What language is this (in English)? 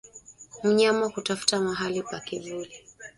Swahili